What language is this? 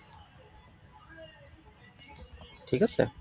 Assamese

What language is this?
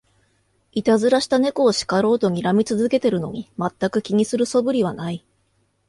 Japanese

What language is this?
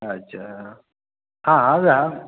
Maithili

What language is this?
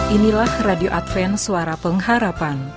Indonesian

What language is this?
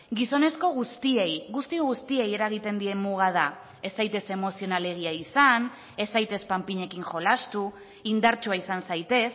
Basque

